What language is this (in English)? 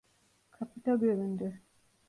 Turkish